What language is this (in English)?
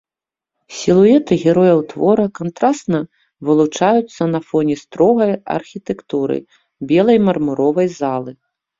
Belarusian